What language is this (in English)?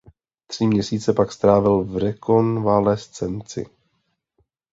Czech